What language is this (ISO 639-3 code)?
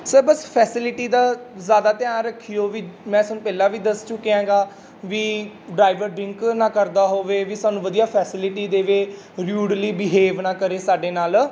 pan